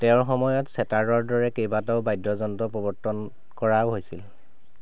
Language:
Assamese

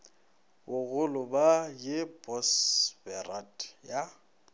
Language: Northern Sotho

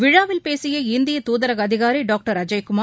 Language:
Tamil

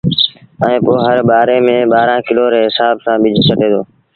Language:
Sindhi Bhil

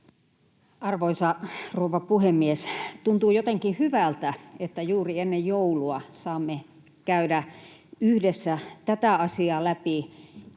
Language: Finnish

